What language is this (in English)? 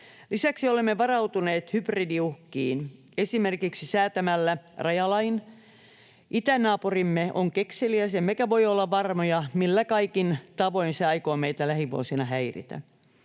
Finnish